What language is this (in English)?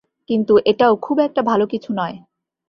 Bangla